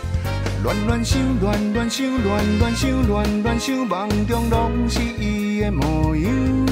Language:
Chinese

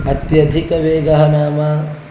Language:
Sanskrit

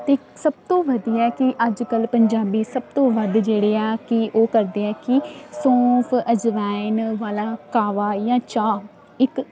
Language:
Punjabi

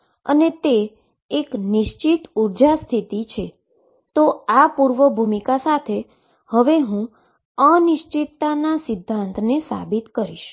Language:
Gujarati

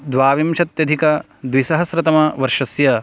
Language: Sanskrit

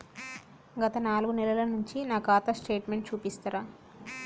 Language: Telugu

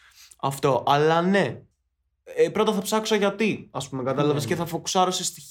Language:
Greek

